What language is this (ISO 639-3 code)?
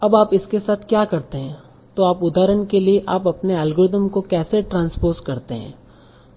hin